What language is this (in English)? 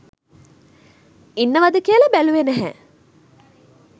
Sinhala